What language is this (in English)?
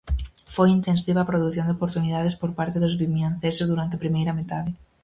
Galician